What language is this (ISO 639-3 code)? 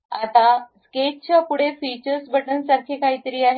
mar